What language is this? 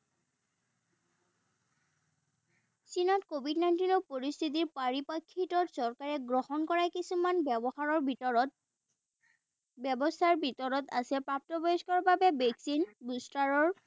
Assamese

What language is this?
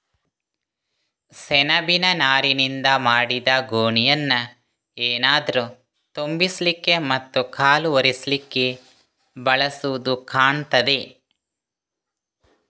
Kannada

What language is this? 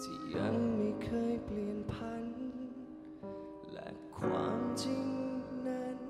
Thai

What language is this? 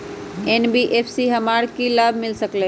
Magahi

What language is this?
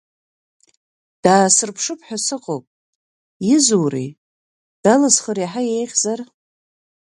Abkhazian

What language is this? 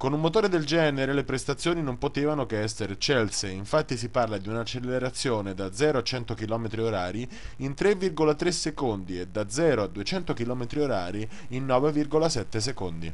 Italian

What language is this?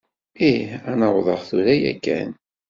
Kabyle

